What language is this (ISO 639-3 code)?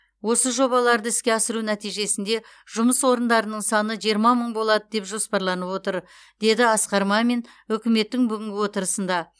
kaz